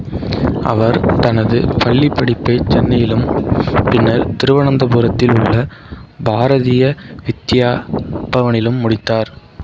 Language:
Tamil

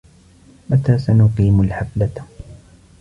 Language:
Arabic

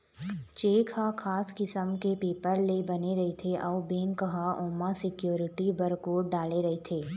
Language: Chhattisgarhi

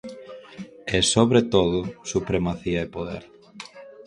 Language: Galician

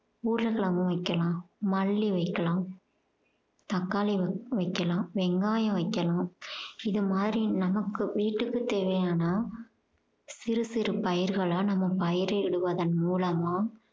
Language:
Tamil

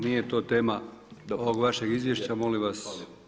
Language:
Croatian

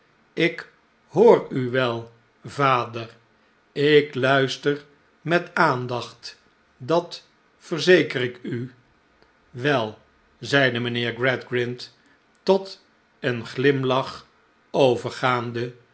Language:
Dutch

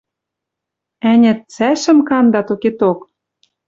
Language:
Western Mari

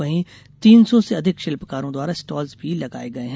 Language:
Hindi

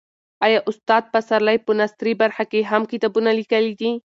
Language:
Pashto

